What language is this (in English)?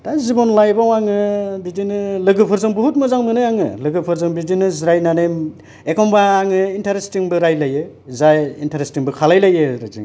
Bodo